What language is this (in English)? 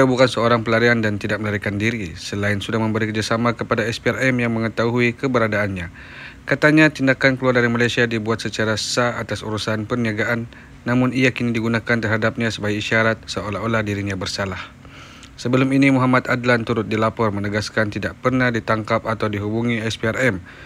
Malay